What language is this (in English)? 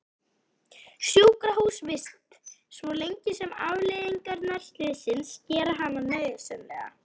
Icelandic